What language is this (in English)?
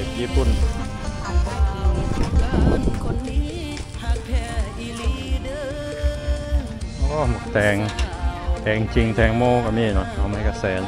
Thai